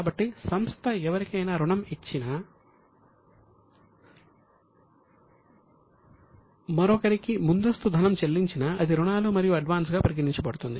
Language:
Telugu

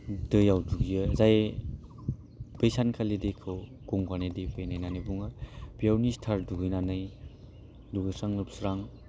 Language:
Bodo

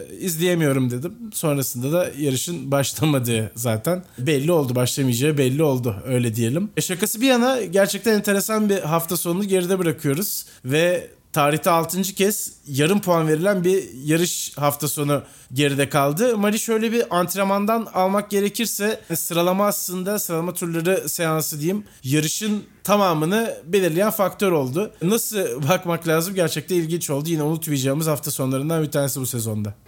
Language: Turkish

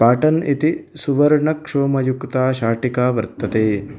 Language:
Sanskrit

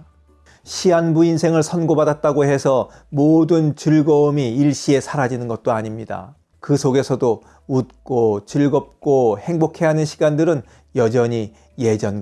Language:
Korean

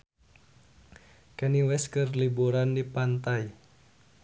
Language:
Sundanese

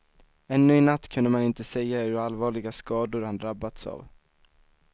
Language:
Swedish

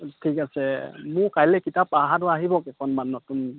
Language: Assamese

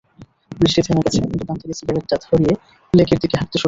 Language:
Bangla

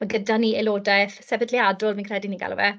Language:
Welsh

